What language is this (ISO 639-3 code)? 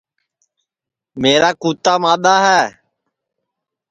ssi